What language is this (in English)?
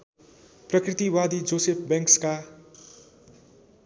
Nepali